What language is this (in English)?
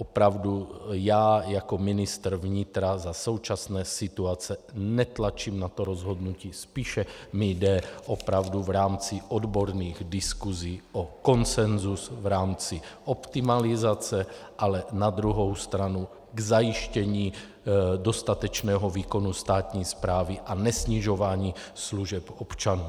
Czech